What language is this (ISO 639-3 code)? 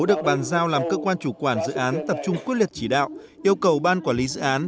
vie